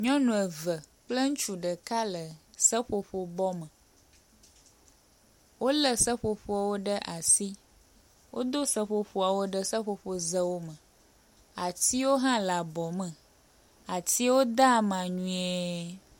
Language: Ewe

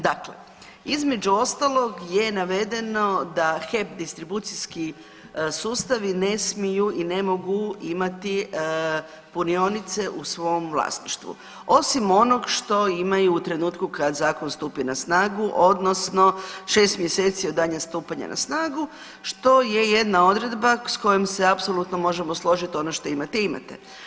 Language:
Croatian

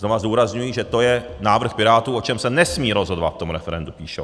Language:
Czech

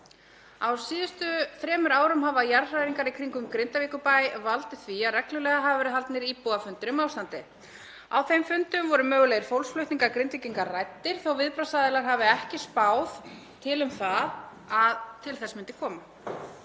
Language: Icelandic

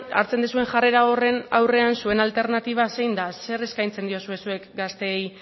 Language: Basque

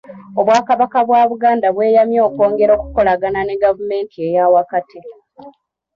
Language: Ganda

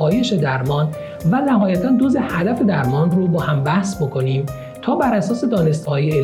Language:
Persian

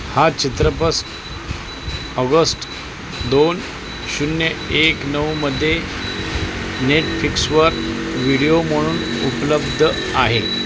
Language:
Marathi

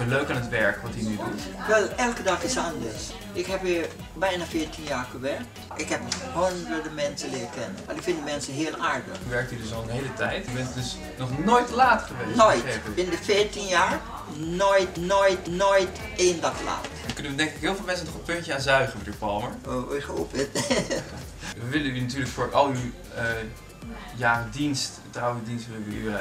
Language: Dutch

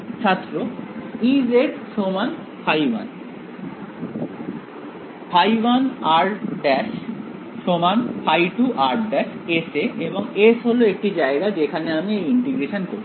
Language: Bangla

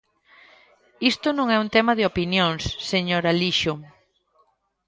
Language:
Galician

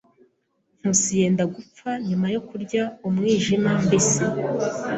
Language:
Kinyarwanda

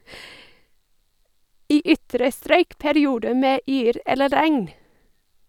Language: Norwegian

